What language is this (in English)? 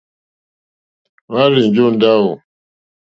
Mokpwe